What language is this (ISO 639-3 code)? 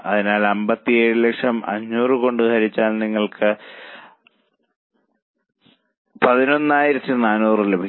mal